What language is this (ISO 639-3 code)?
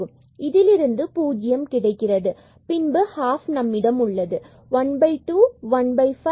tam